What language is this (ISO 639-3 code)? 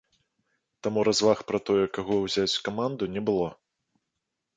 bel